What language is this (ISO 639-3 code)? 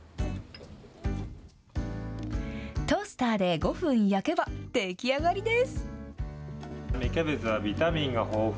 jpn